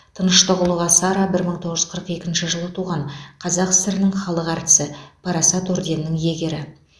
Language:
Kazakh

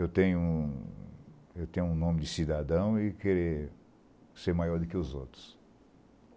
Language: Portuguese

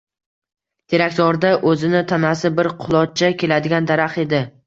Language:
Uzbek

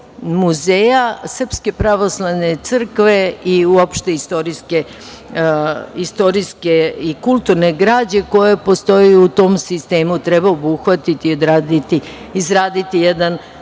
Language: Serbian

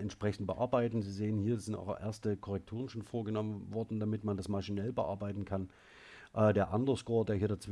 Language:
German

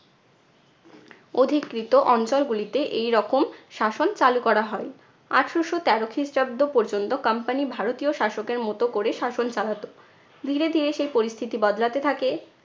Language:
Bangla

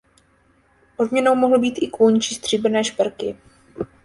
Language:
Czech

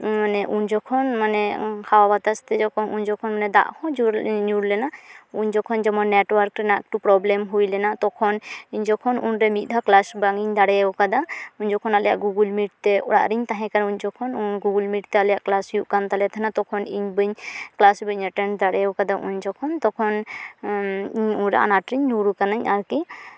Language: Santali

